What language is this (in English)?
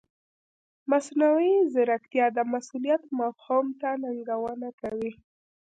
Pashto